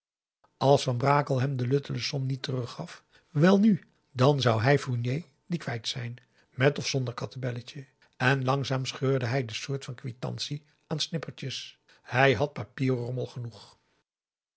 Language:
Dutch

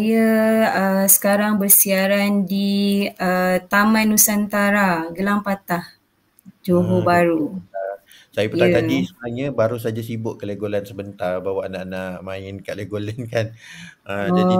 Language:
Malay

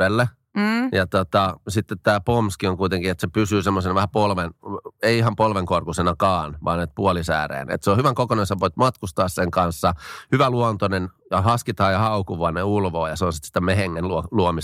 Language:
Finnish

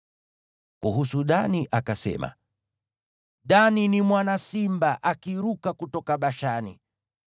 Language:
Swahili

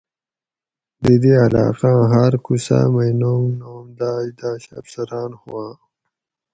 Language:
Gawri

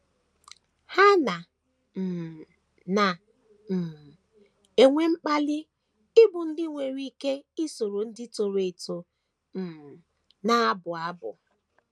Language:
Igbo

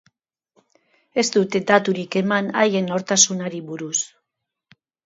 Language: Basque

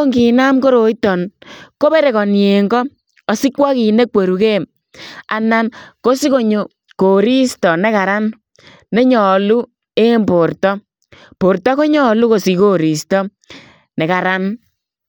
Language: Kalenjin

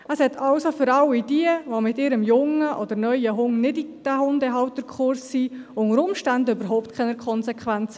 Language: Swiss German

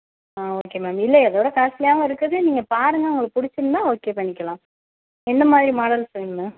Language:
Tamil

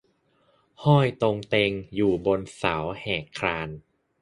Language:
Thai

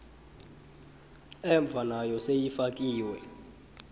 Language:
South Ndebele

